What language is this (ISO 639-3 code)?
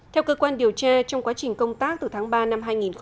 vie